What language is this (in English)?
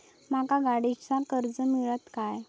Marathi